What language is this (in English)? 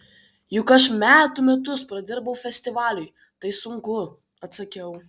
Lithuanian